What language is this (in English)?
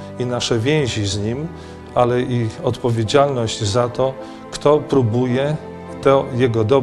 Polish